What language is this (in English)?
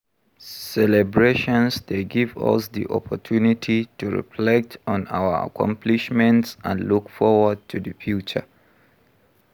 Nigerian Pidgin